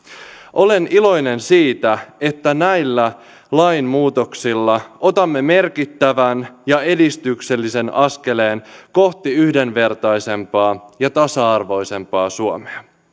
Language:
Finnish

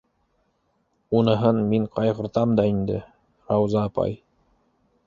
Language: Bashkir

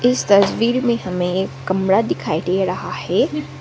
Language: Hindi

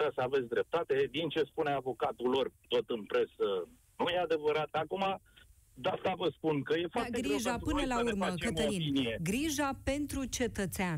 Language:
Romanian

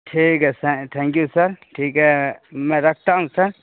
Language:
Urdu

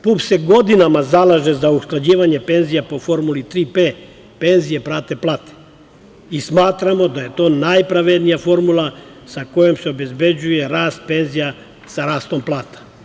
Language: Serbian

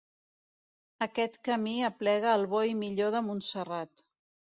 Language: Catalan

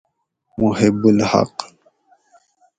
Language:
Gawri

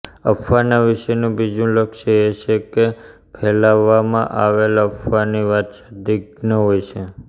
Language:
Gujarati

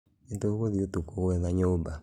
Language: Kikuyu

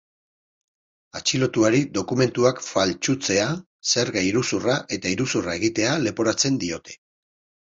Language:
Basque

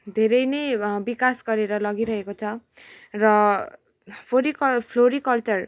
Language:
Nepali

